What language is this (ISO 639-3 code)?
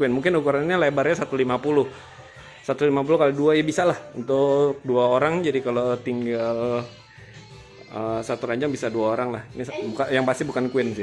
ind